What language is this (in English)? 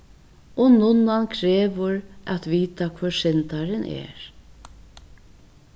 Faroese